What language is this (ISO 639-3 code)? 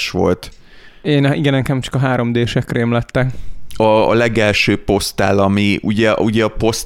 hun